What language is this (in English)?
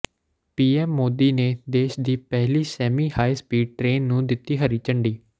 Punjabi